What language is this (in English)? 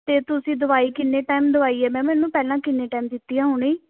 Punjabi